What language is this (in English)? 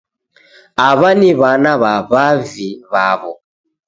Taita